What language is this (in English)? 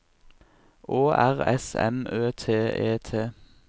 Norwegian